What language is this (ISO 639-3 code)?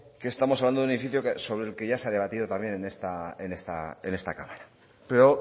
spa